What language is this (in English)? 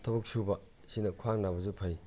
Manipuri